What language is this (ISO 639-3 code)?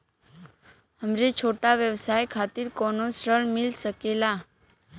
bho